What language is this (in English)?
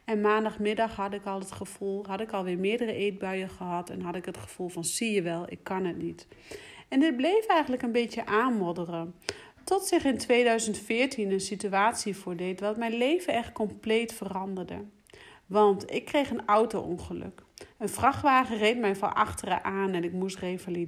Dutch